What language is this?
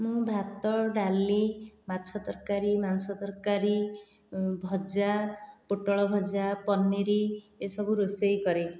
Odia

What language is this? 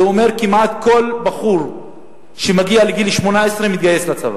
Hebrew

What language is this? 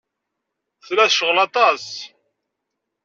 Kabyle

